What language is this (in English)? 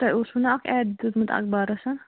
Kashmiri